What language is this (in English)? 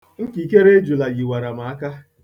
Igbo